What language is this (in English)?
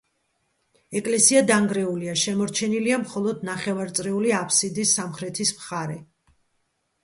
Georgian